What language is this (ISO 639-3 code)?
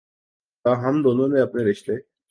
urd